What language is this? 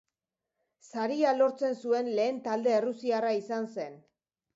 Basque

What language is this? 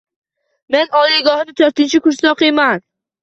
Uzbek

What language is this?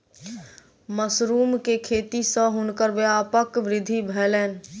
Maithili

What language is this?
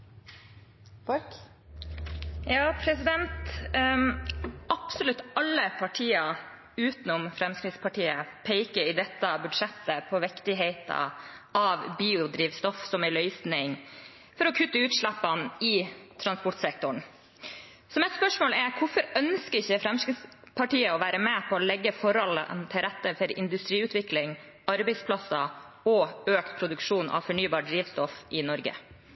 Norwegian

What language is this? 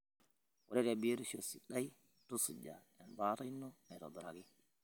Masai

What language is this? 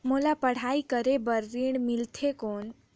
Chhattisgarhi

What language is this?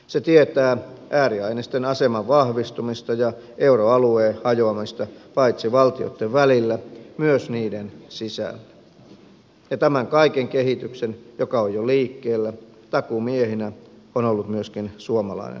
Finnish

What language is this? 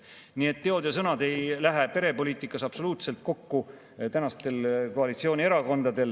Estonian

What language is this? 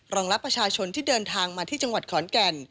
Thai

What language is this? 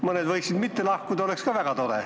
Estonian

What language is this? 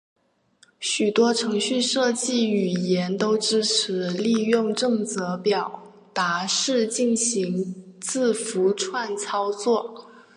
Chinese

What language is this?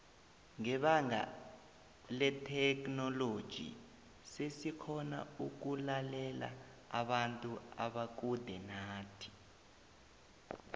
South Ndebele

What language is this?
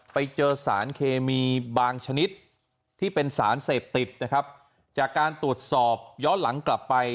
Thai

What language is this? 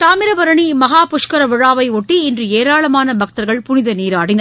Tamil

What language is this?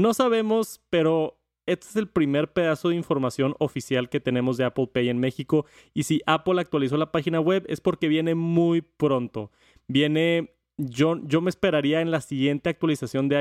Spanish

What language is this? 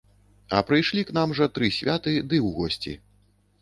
Belarusian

